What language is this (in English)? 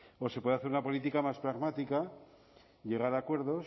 Spanish